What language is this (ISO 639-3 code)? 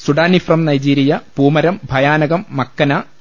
mal